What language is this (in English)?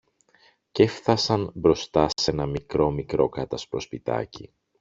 Greek